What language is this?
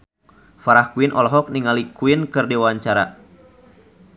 Sundanese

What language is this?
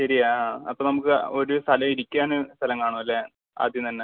Malayalam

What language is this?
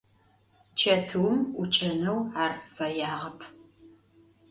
Adyghe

